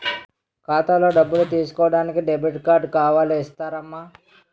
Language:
Telugu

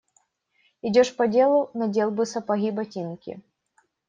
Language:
Russian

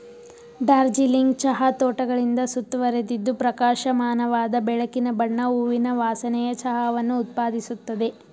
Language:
Kannada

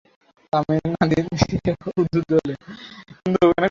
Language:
Bangla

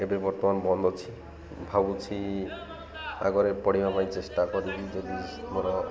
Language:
Odia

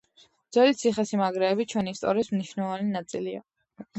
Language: Georgian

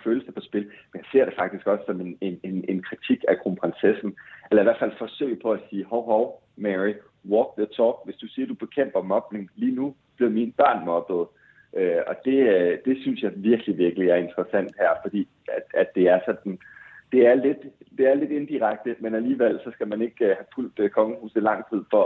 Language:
Danish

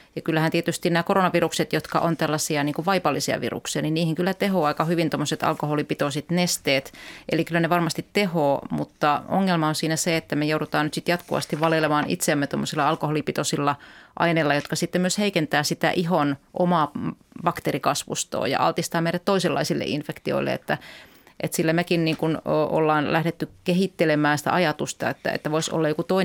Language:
Finnish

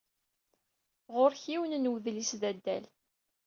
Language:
Kabyle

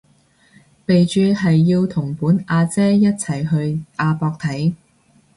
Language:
Cantonese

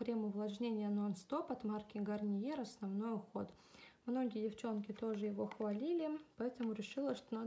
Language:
Russian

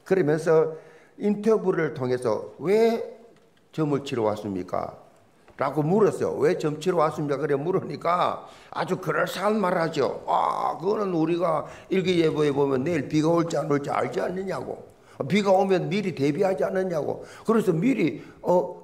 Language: Korean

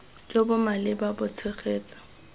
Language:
Tswana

